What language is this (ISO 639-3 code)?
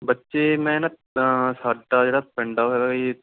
pan